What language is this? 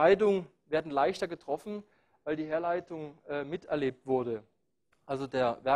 German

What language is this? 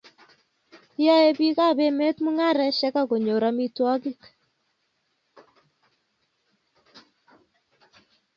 Kalenjin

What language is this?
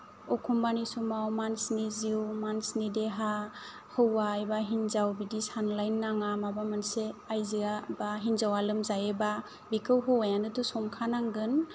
Bodo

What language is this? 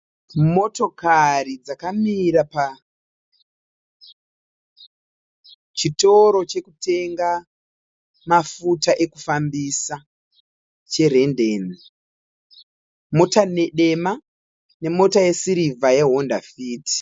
Shona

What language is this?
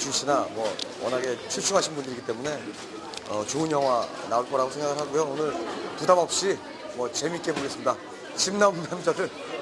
Korean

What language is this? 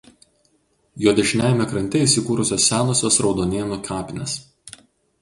Lithuanian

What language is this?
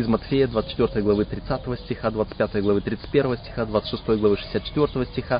Russian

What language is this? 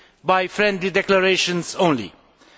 English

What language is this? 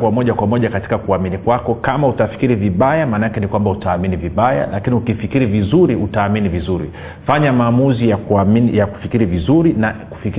Swahili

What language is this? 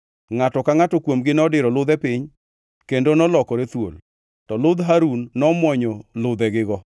Luo (Kenya and Tanzania)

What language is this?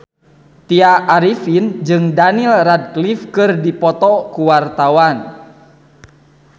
Sundanese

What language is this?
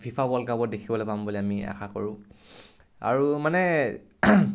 Assamese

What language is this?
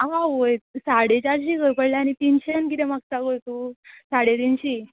Konkani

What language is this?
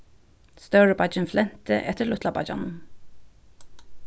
Faroese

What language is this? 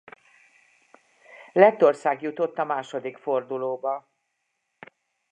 Hungarian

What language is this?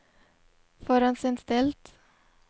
Norwegian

